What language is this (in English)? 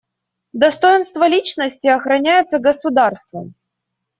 Russian